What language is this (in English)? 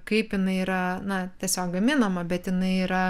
Lithuanian